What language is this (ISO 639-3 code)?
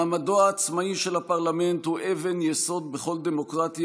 heb